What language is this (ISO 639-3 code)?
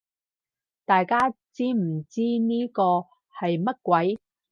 yue